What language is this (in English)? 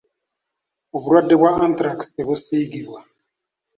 Ganda